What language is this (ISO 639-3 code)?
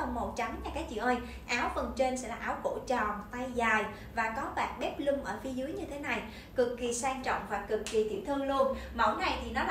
vie